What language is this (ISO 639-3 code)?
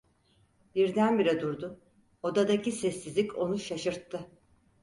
tur